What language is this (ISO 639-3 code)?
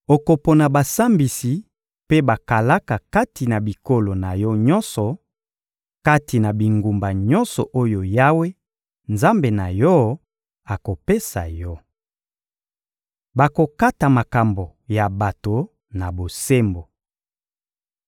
lin